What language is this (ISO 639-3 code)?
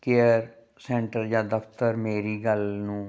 pan